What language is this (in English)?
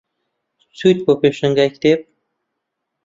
Central Kurdish